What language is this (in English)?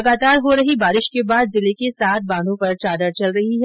Hindi